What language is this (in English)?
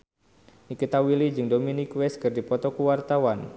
Sundanese